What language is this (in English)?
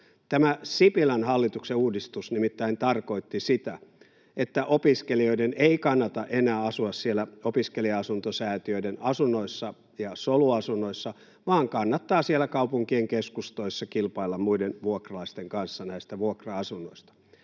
Finnish